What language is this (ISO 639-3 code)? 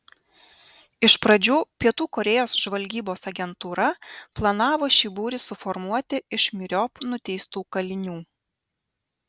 lit